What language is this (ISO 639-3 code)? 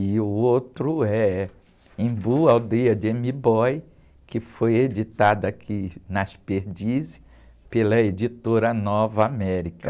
por